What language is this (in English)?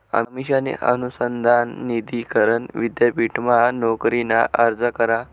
Marathi